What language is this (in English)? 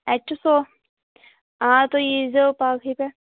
Kashmiri